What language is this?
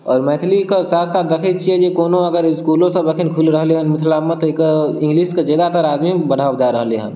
Maithili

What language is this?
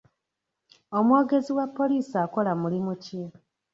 Ganda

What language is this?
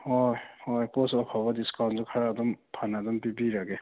Manipuri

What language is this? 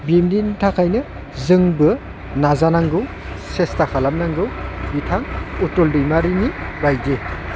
Bodo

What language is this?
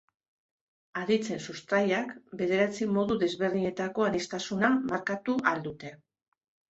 Basque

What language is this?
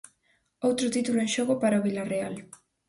Galician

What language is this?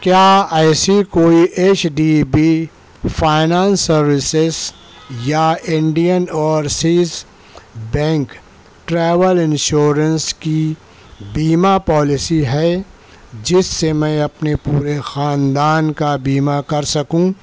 Urdu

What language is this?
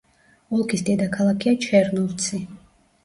Georgian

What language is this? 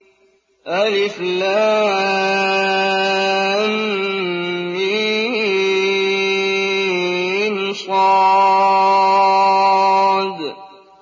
Arabic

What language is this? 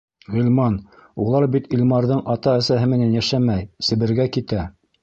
Bashkir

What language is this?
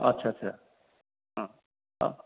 Bodo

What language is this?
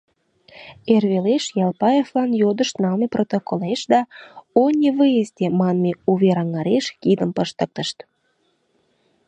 Mari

